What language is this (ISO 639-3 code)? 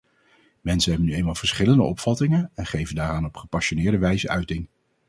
nld